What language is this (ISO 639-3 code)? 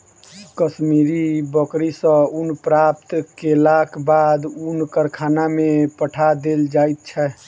mai